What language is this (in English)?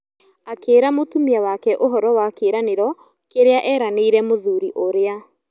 Kikuyu